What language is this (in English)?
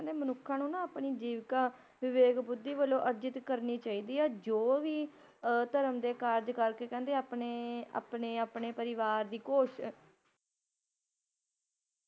Punjabi